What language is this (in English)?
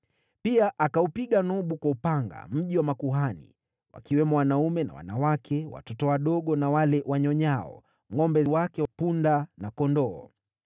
Swahili